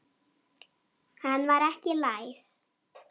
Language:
Icelandic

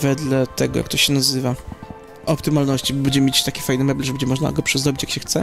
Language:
Polish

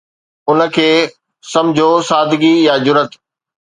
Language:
Sindhi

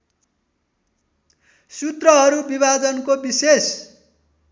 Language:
Nepali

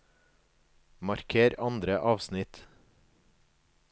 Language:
Norwegian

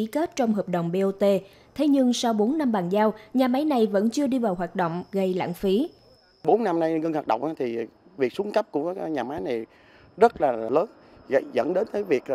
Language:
Vietnamese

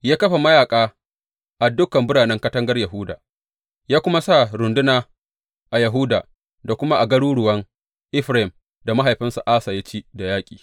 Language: Hausa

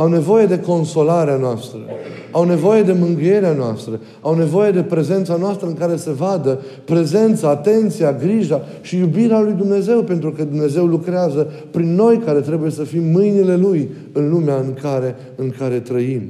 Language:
Romanian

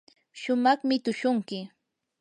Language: Yanahuanca Pasco Quechua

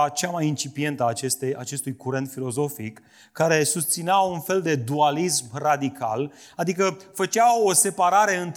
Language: Romanian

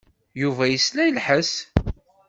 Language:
Kabyle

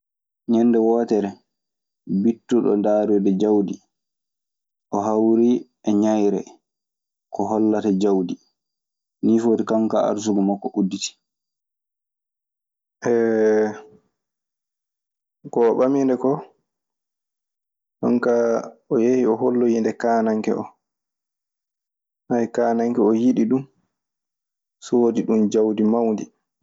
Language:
Maasina Fulfulde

